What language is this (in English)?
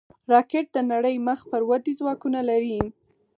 Pashto